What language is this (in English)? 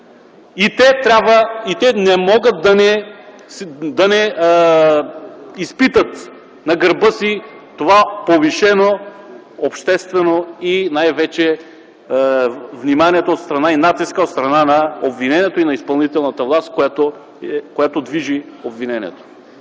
Bulgarian